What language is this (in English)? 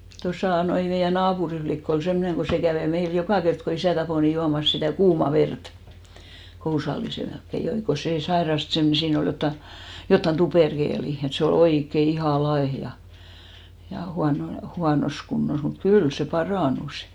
Finnish